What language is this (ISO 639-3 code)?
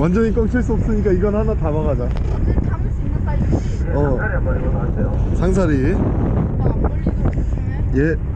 kor